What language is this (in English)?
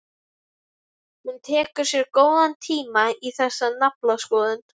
Icelandic